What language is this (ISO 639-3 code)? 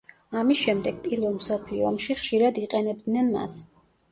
kat